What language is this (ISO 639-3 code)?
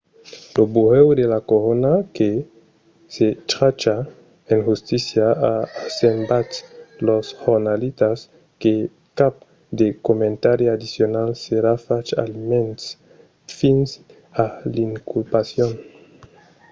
oci